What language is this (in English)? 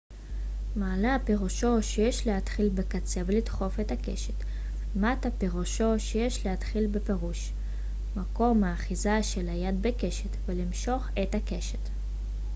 Hebrew